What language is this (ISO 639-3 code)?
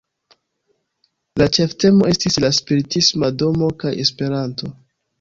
epo